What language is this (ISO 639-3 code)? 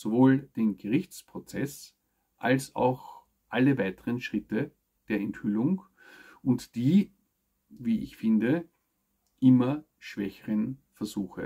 deu